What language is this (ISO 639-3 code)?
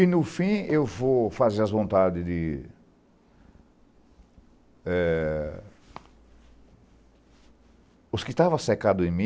por